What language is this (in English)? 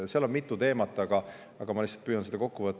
Estonian